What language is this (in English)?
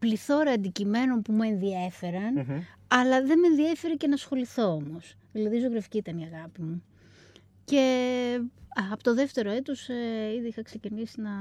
Greek